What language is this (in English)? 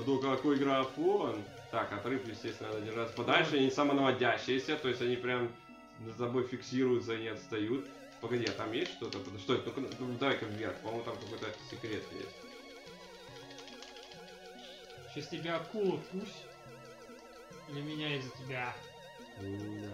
Russian